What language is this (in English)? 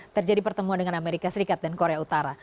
Indonesian